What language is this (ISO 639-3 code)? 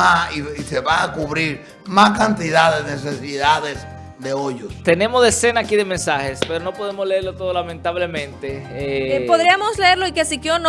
spa